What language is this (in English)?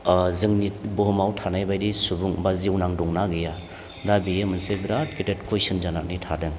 Bodo